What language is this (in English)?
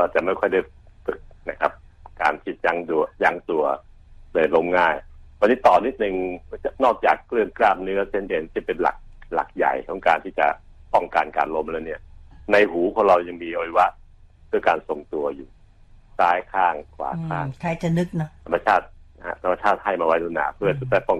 Thai